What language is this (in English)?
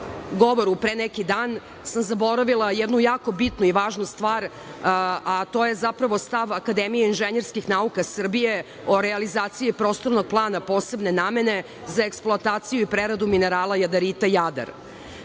Serbian